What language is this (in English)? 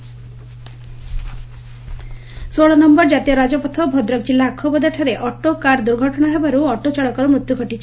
Odia